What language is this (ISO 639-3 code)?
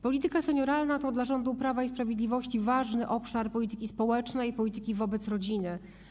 pol